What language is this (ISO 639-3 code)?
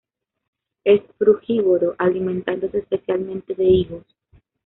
spa